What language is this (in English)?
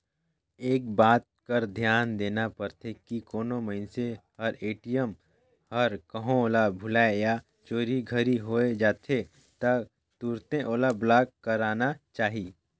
Chhattisgarhi